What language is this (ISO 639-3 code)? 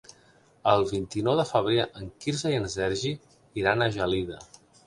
cat